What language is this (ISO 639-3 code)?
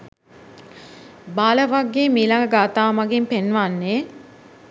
sin